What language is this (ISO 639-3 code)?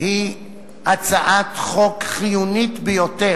heb